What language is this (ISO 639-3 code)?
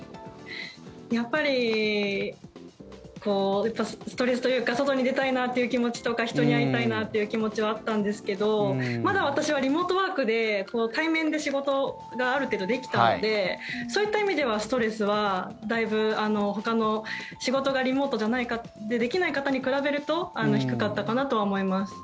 jpn